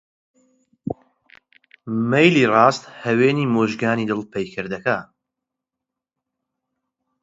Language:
Central Kurdish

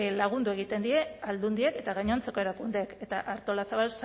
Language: Basque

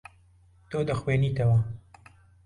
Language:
Central Kurdish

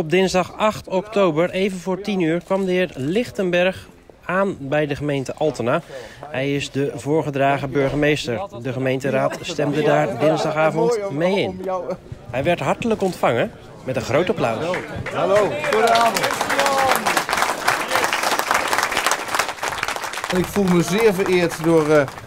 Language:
Dutch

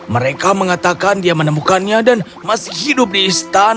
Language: Indonesian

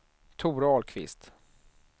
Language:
Swedish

